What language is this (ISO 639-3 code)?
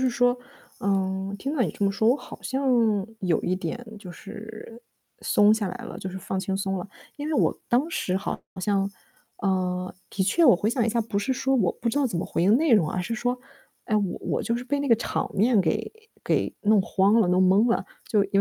zho